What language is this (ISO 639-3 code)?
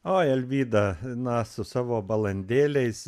lit